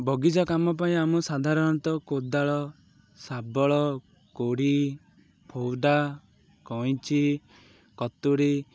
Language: Odia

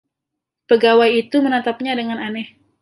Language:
Indonesian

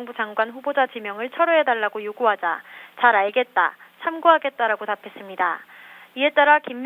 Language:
Korean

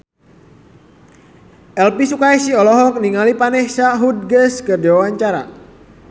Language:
Sundanese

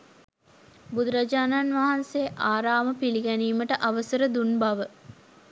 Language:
Sinhala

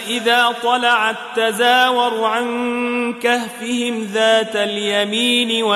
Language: Arabic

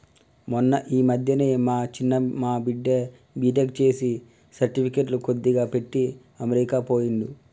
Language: Telugu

